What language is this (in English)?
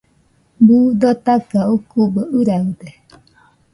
Nüpode Huitoto